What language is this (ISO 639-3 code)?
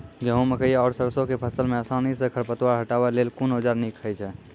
mai